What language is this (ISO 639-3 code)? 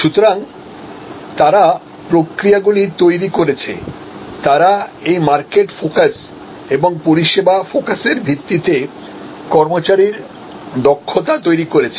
ben